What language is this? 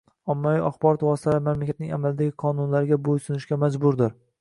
Uzbek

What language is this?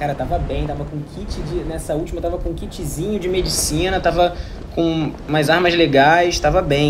Portuguese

